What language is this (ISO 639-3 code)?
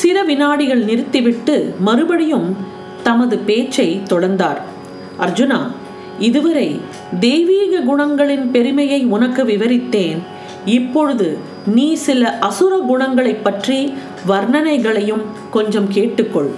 tam